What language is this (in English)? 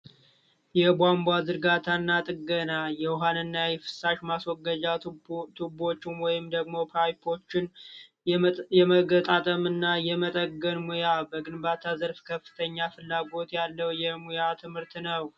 Amharic